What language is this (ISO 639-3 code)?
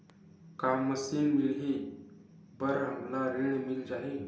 hne